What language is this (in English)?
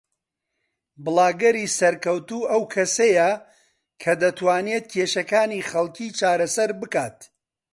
Central Kurdish